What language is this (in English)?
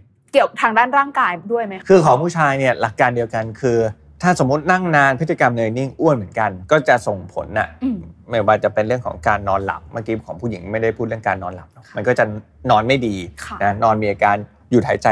Thai